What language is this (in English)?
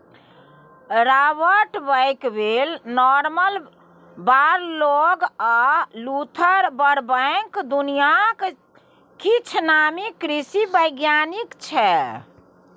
Maithili